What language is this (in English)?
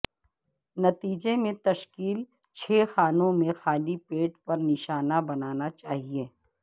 Urdu